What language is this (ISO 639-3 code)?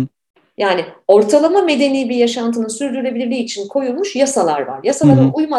tur